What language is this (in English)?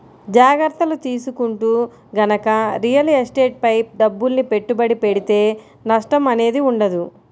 Telugu